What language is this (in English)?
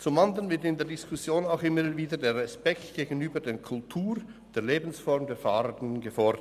Swiss German